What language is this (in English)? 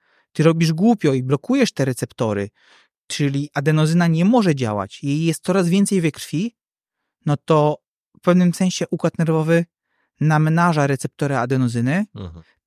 Polish